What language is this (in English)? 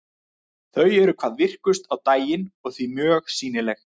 Icelandic